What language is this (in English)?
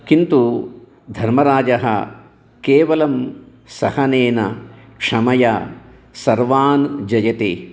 Sanskrit